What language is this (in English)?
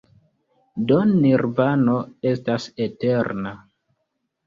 Esperanto